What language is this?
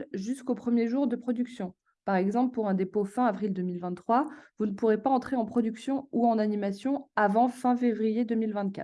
French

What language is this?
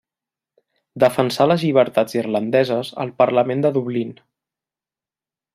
Catalan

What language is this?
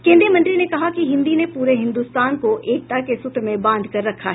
Hindi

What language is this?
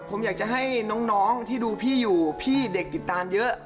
Thai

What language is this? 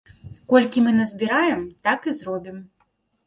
Belarusian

